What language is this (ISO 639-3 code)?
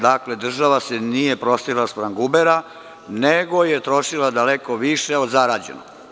srp